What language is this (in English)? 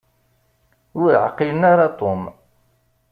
Kabyle